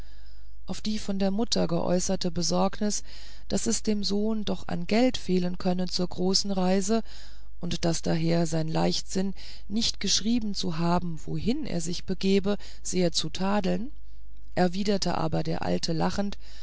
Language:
German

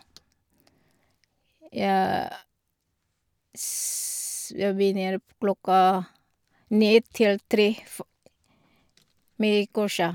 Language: Norwegian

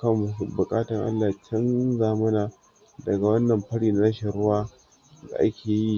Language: Hausa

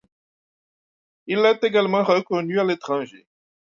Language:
French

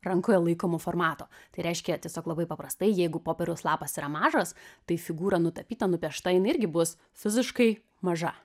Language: Lithuanian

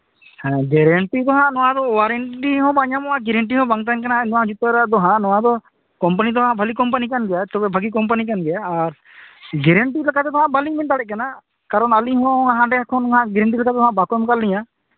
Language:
Santali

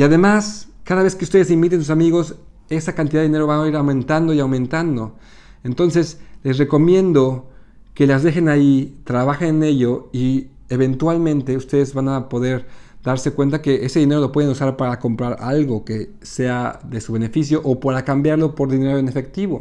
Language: Spanish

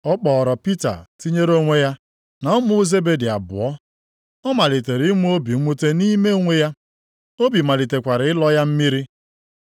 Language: Igbo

